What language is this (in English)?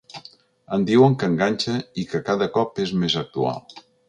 Catalan